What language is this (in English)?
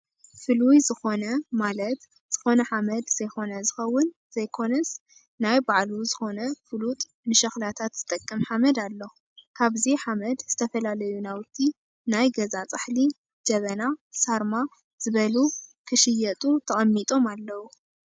Tigrinya